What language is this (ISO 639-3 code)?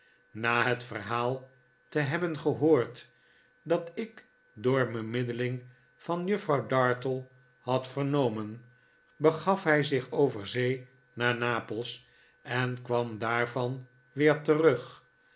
nld